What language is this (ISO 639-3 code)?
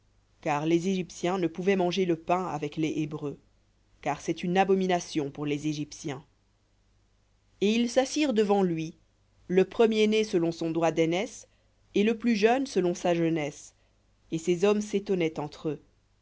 fra